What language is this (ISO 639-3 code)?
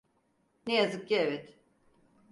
tur